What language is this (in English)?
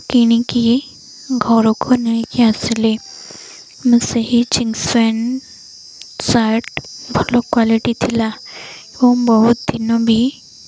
Odia